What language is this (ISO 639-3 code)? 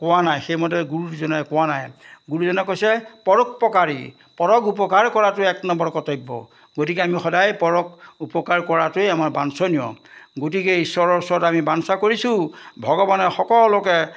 asm